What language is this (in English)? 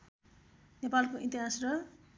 Nepali